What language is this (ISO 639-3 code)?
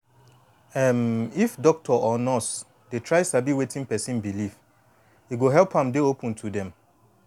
pcm